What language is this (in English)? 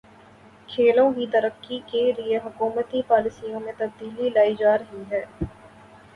Urdu